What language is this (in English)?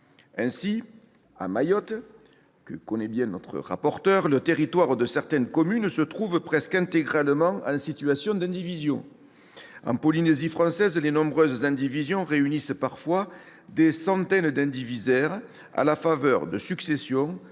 French